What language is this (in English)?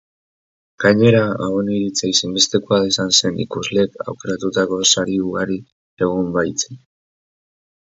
Basque